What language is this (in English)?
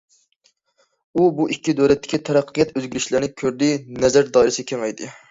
Uyghur